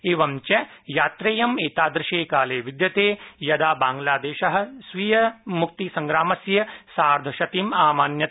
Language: Sanskrit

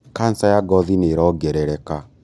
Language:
Kikuyu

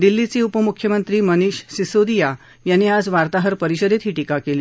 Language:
Marathi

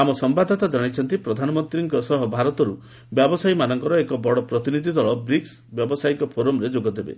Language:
Odia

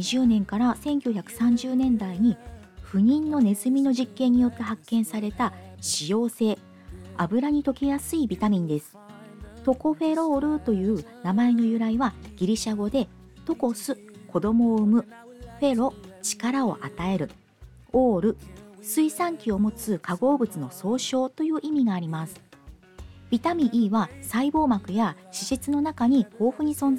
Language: Japanese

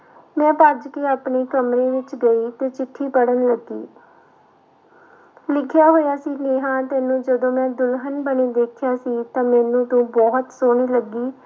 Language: Punjabi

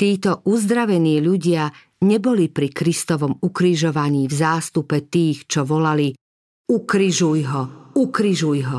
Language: Slovak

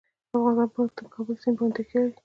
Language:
Pashto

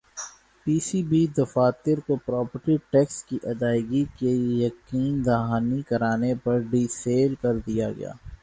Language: Urdu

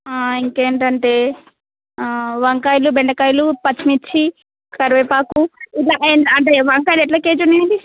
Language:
Telugu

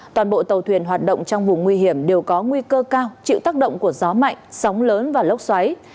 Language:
Vietnamese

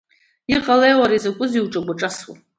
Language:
Abkhazian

